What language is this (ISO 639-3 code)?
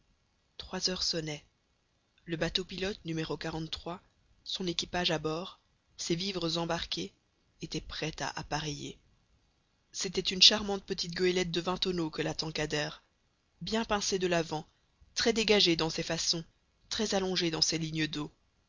fra